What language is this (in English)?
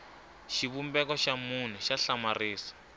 Tsonga